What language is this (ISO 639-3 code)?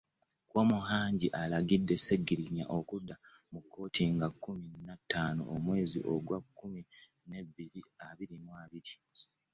lug